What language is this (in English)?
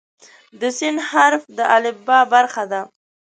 Pashto